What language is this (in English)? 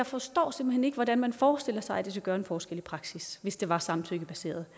Danish